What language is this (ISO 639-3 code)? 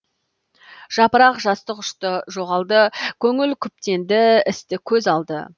kaz